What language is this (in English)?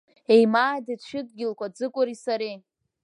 Abkhazian